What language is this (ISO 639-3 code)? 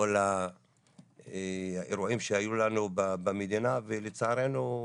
heb